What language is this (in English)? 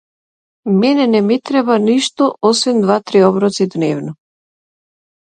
Macedonian